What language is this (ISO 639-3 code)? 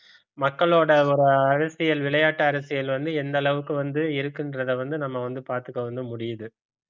tam